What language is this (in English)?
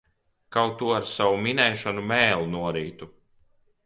Latvian